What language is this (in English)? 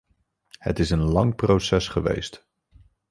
Dutch